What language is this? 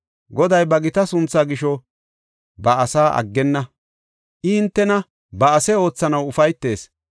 Gofa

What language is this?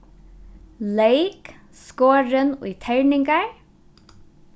Faroese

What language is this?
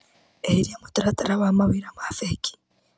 Kikuyu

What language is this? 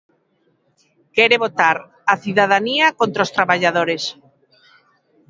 Galician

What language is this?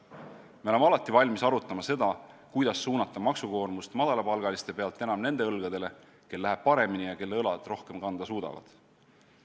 Estonian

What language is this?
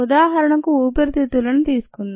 Telugu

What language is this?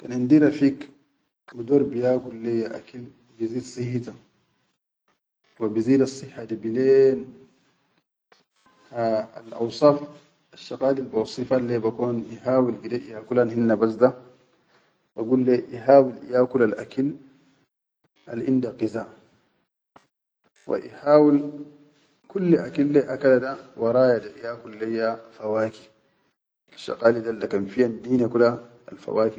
Chadian Arabic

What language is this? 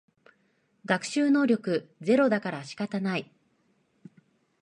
Japanese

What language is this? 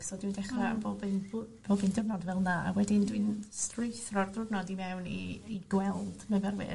Welsh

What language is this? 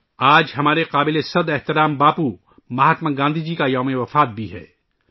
Urdu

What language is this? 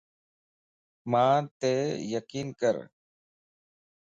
Lasi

